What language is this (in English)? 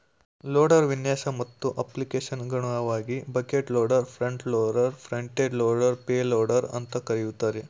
Kannada